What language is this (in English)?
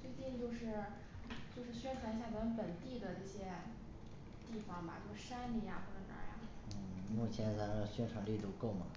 Chinese